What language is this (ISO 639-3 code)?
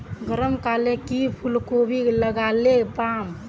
mag